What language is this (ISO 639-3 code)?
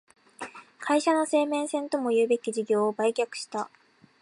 jpn